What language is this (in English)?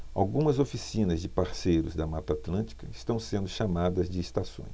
Portuguese